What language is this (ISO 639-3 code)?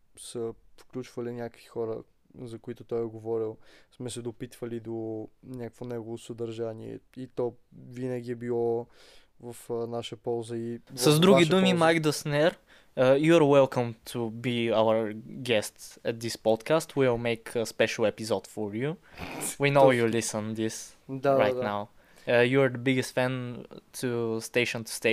bul